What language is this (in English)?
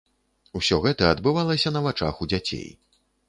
Belarusian